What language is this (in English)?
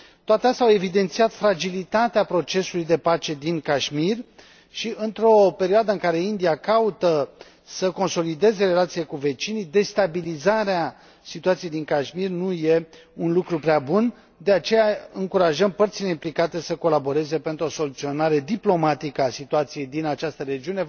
Romanian